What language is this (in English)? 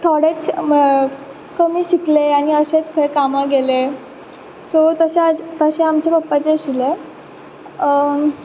Konkani